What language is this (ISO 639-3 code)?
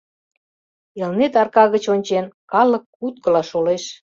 chm